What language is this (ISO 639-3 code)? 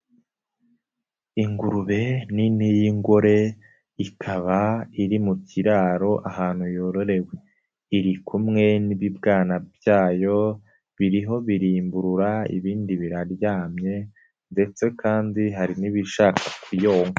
kin